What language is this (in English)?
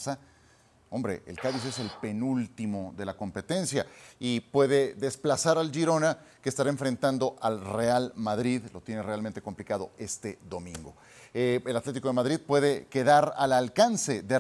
Spanish